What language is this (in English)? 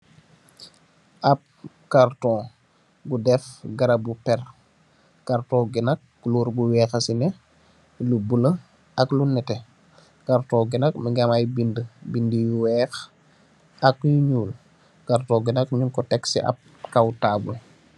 Wolof